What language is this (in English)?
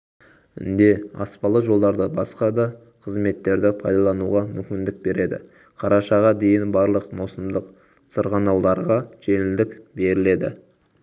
Kazakh